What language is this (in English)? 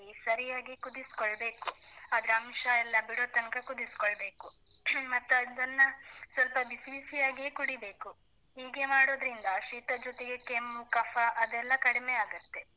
Kannada